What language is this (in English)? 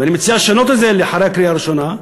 Hebrew